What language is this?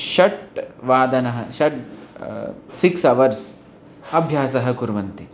Sanskrit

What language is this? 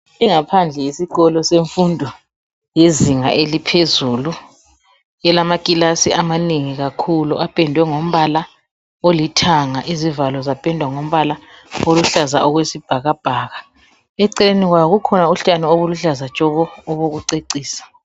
North Ndebele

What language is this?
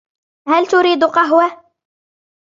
Arabic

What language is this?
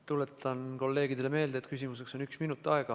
Estonian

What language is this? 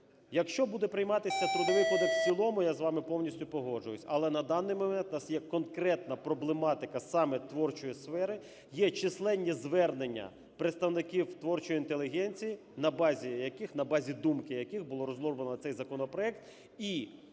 Ukrainian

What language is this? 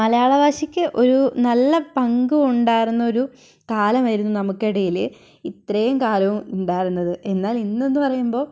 Malayalam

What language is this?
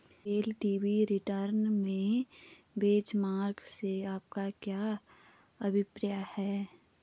Hindi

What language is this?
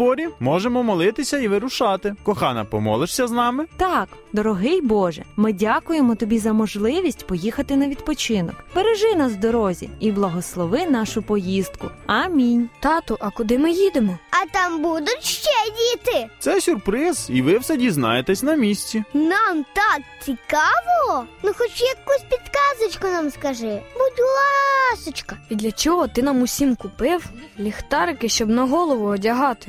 Ukrainian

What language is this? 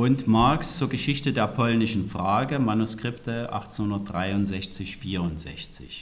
German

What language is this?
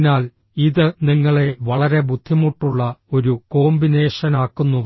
Malayalam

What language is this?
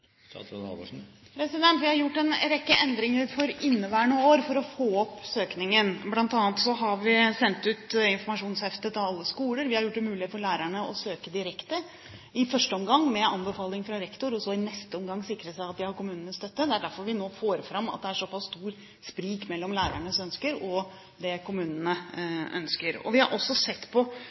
Norwegian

